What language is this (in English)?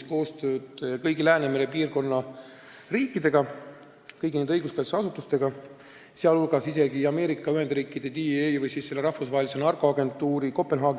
Estonian